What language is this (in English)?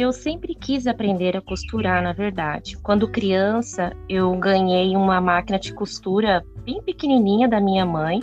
Portuguese